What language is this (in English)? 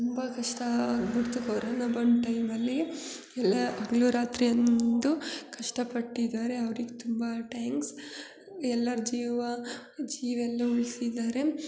Kannada